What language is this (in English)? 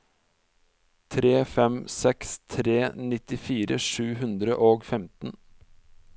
Norwegian